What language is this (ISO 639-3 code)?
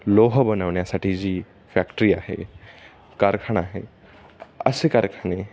mar